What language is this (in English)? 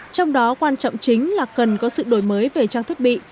Vietnamese